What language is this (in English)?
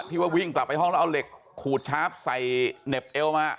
Thai